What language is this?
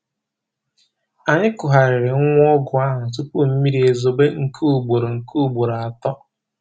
Igbo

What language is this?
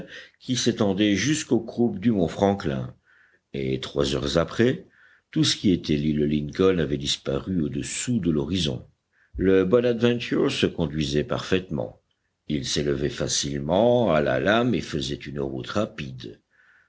French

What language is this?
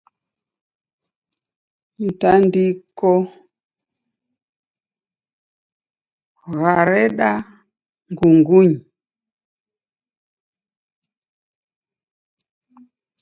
Taita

